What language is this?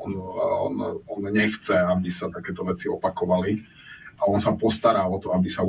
Slovak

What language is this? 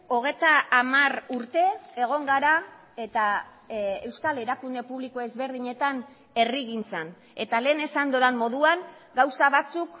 Basque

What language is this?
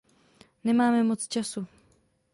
Czech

